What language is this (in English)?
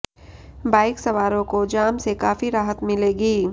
Hindi